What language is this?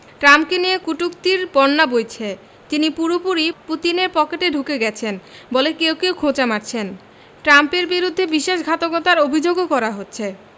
Bangla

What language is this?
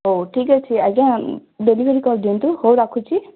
Odia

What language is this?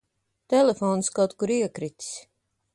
Latvian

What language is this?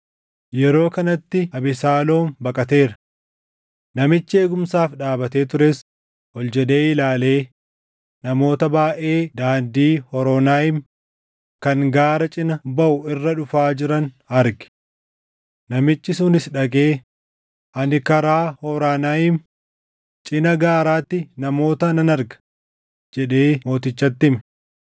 Oromo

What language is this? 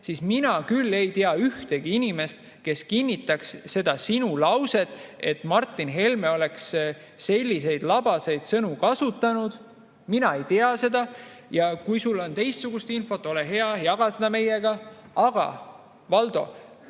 Estonian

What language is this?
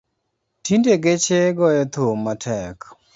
Luo (Kenya and Tanzania)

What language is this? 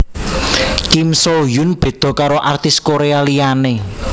Javanese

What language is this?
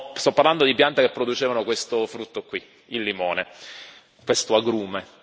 Italian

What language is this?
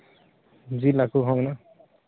Santali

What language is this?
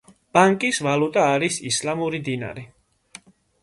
Georgian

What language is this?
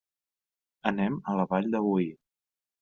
Catalan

